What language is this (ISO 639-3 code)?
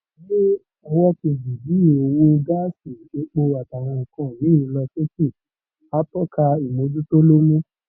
yor